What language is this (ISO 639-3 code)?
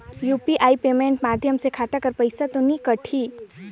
hne